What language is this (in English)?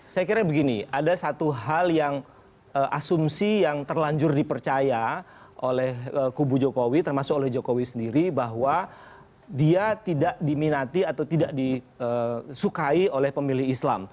Indonesian